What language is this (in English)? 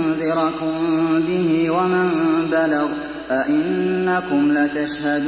Arabic